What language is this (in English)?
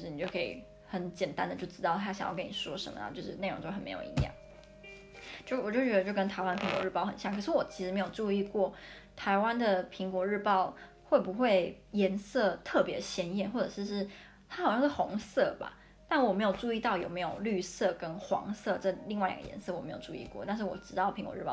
Chinese